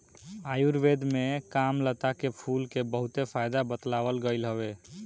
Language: Bhojpuri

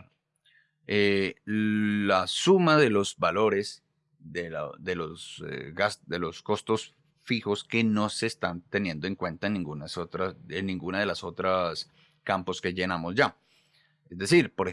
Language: Spanish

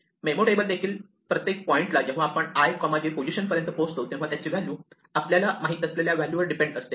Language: Marathi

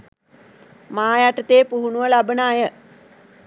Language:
Sinhala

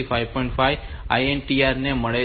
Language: Gujarati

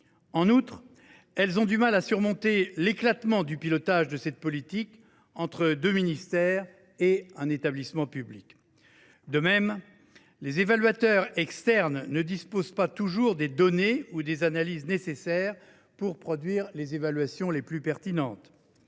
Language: French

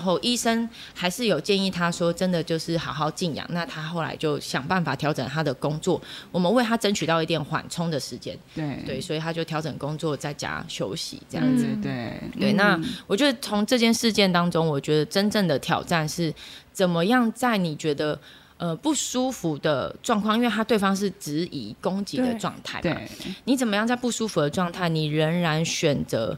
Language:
Chinese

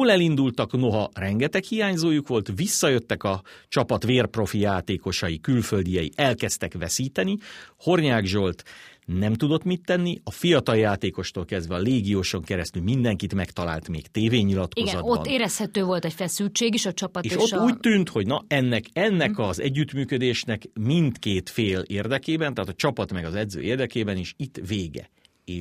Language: Hungarian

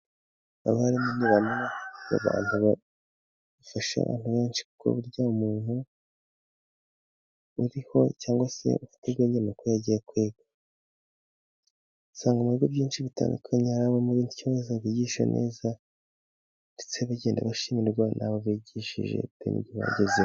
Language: Kinyarwanda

